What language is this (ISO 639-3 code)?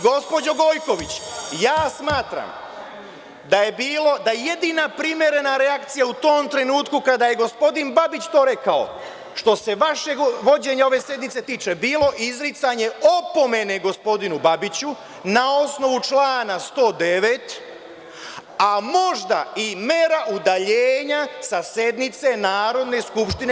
srp